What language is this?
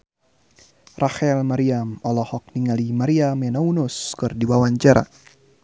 Sundanese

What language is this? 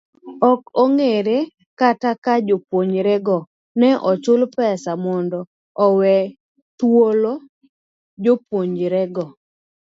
Luo (Kenya and Tanzania)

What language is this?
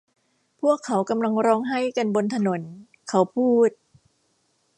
Thai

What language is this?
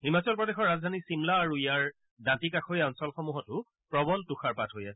Assamese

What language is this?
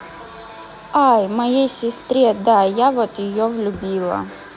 Russian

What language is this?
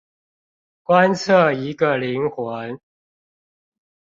Chinese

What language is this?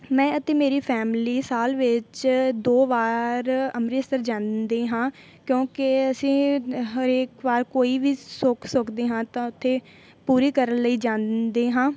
Punjabi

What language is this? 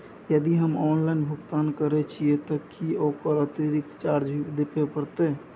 Maithili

